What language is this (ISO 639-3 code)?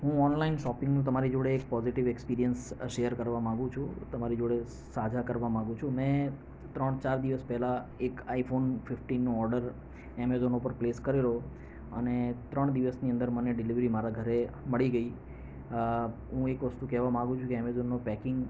guj